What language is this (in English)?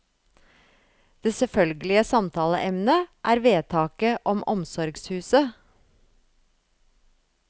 Norwegian